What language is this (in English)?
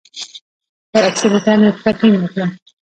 Pashto